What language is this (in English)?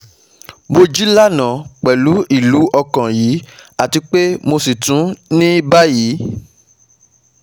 Yoruba